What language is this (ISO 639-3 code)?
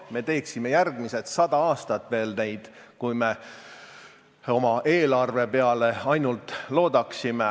est